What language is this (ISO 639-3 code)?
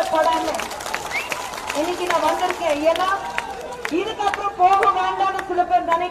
tam